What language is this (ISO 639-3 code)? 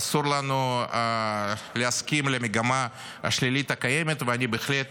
heb